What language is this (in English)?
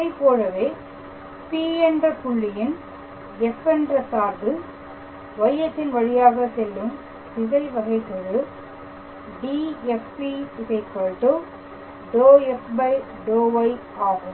Tamil